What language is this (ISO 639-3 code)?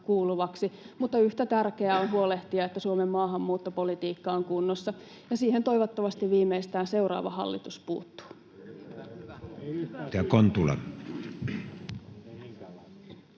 fin